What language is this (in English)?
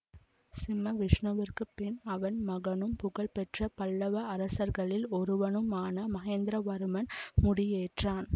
Tamil